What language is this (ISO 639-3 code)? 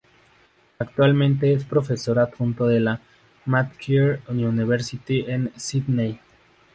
spa